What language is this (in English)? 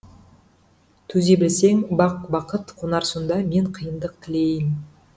Kazakh